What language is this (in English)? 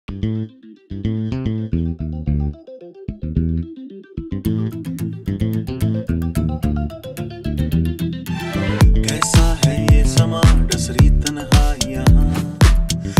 Korean